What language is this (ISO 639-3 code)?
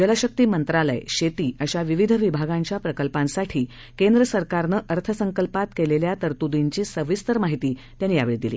mar